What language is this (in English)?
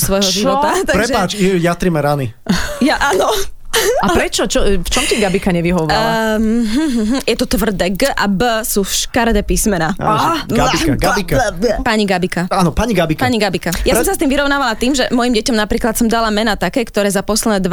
Slovak